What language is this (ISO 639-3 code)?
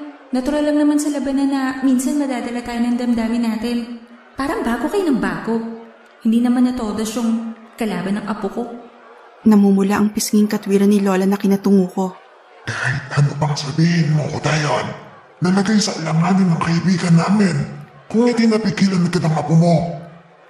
fil